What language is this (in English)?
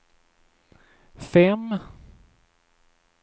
Swedish